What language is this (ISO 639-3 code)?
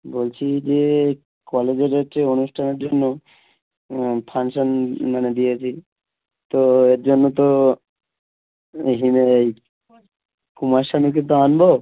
ben